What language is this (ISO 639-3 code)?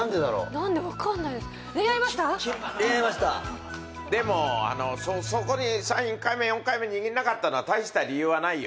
jpn